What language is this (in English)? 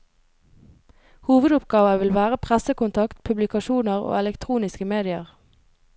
Norwegian